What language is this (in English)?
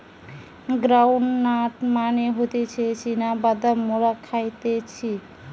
Bangla